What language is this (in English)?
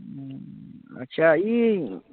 Maithili